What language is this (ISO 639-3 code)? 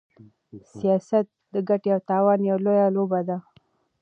pus